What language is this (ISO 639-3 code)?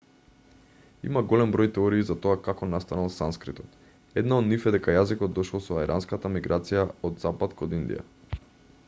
mkd